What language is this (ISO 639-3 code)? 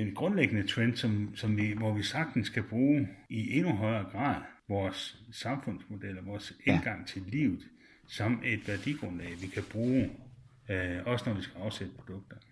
dan